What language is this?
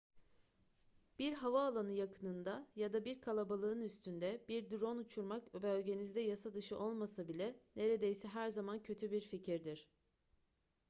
Turkish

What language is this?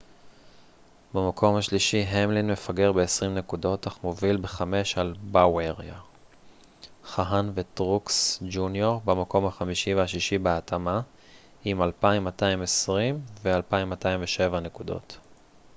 Hebrew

